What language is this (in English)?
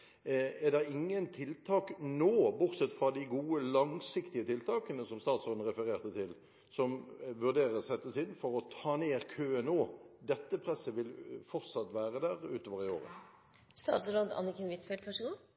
Norwegian Bokmål